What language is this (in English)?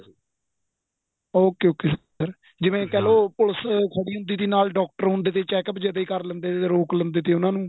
Punjabi